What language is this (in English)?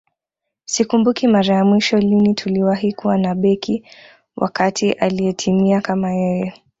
Swahili